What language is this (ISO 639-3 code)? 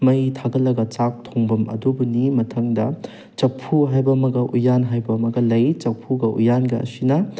mni